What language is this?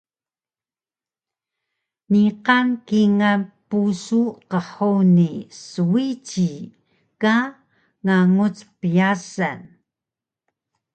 Taroko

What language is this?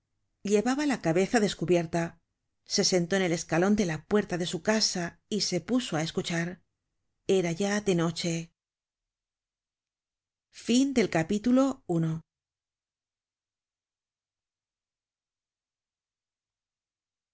Spanish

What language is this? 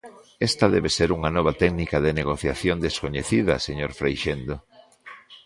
Galician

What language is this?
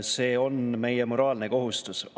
Estonian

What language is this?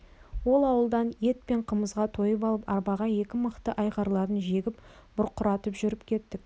Kazakh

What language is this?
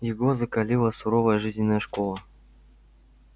Russian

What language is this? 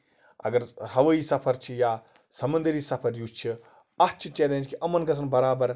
Kashmiri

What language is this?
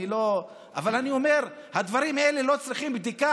Hebrew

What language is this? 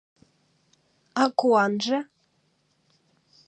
Mari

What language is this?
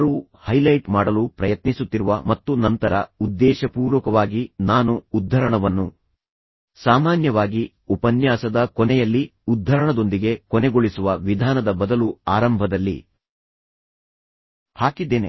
Kannada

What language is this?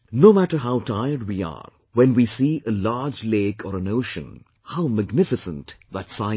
English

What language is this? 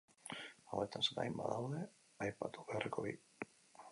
Basque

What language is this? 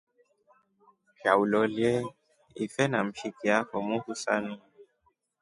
Rombo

